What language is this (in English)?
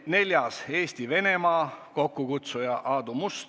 Estonian